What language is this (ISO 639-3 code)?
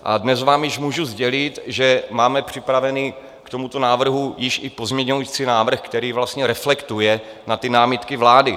ces